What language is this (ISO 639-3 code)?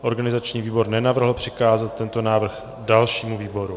ces